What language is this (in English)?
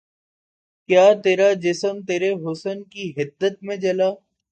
Urdu